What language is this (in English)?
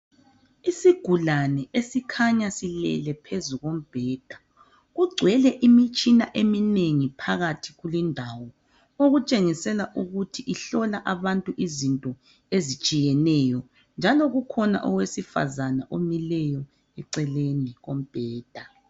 North Ndebele